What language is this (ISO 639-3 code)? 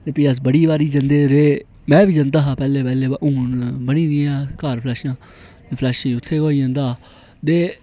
doi